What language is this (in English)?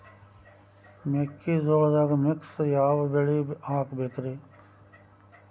Kannada